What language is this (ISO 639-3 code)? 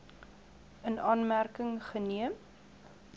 afr